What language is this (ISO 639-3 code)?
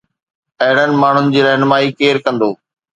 snd